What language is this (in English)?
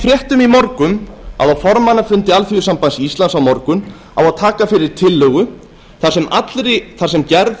Icelandic